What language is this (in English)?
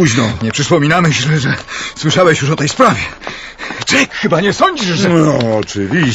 Polish